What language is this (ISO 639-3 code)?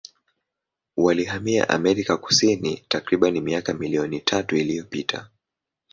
swa